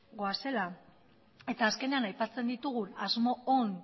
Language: Basque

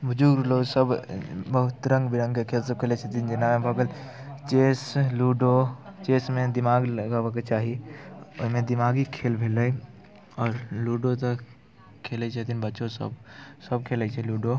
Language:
Maithili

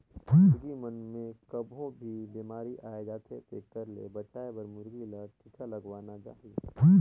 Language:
Chhattisgarhi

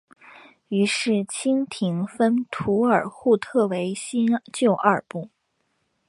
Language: Chinese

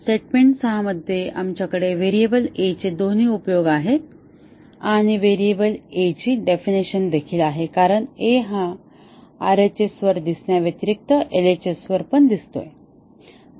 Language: Marathi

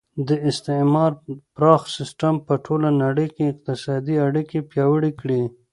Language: Pashto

